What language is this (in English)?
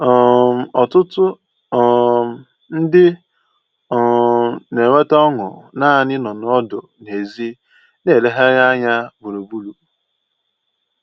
Igbo